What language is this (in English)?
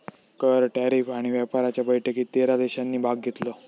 Marathi